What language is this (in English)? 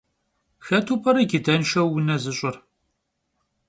Kabardian